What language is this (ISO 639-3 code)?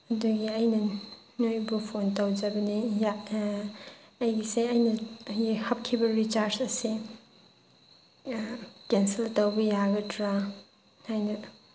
mni